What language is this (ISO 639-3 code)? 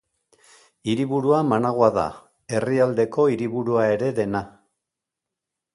eus